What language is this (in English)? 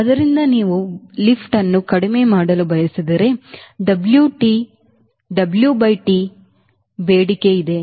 Kannada